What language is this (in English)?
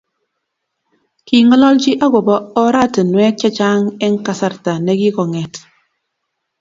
Kalenjin